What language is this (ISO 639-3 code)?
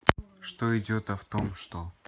rus